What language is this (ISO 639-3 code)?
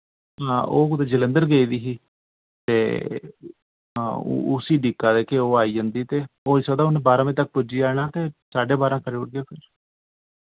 doi